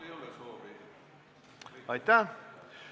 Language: Estonian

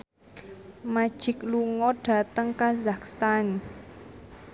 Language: Javanese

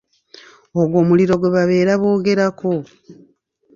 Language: Ganda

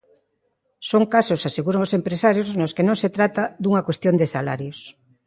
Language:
Galician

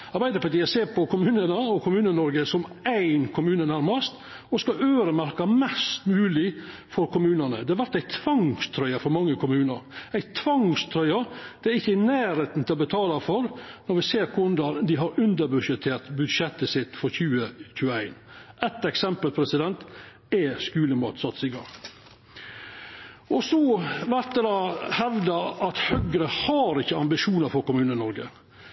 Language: Norwegian Nynorsk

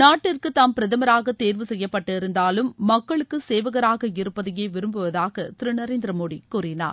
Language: Tamil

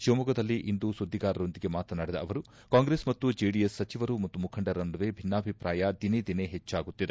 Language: Kannada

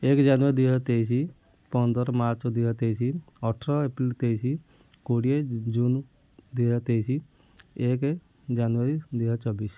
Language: Odia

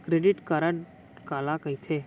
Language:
Chhattisgarhi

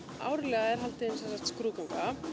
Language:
Icelandic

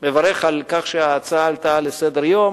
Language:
Hebrew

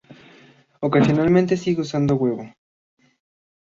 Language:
Spanish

